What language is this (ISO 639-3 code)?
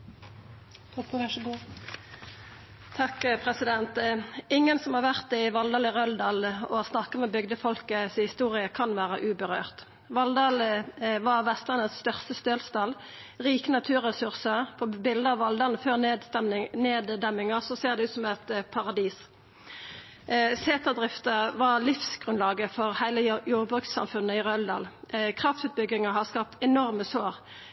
nno